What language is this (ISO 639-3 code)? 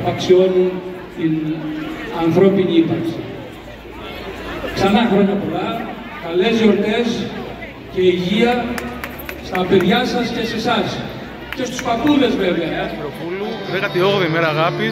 ell